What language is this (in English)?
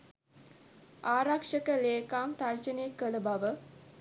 Sinhala